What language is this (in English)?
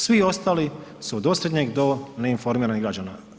Croatian